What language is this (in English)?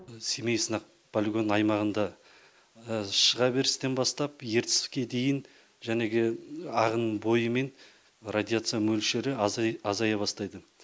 Kazakh